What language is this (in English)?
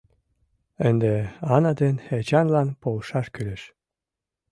Mari